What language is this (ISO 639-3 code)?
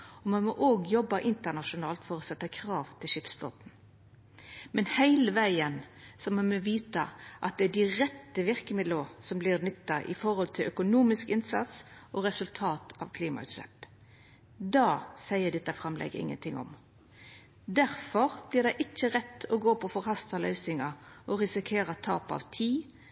nno